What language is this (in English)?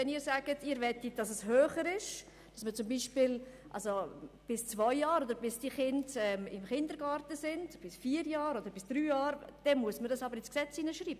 Swiss German